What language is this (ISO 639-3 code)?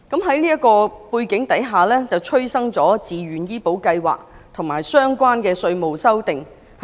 yue